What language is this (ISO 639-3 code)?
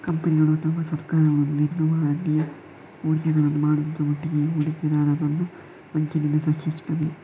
kan